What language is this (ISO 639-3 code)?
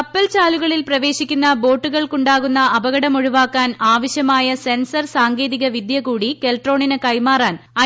mal